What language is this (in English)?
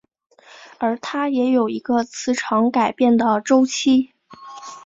Chinese